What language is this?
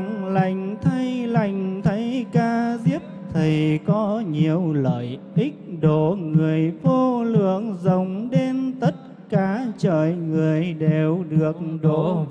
Vietnamese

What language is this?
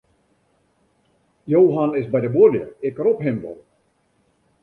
Western Frisian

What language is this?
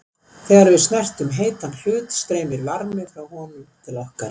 Icelandic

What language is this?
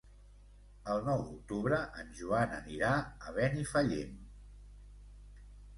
Catalan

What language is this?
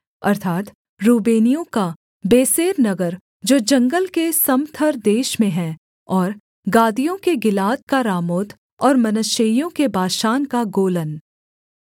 Hindi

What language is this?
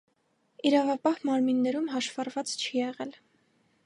Armenian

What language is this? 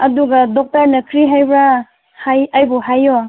Manipuri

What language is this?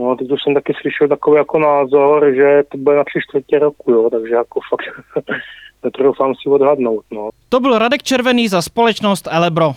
Czech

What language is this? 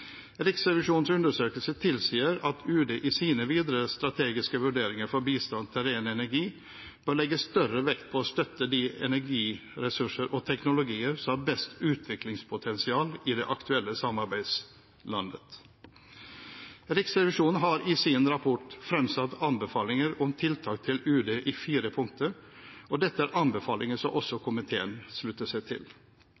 Norwegian Bokmål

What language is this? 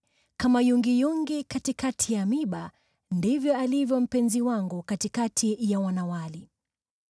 Swahili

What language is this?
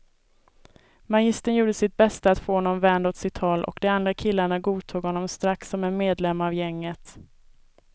Swedish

